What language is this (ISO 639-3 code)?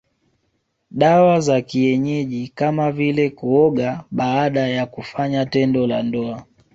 swa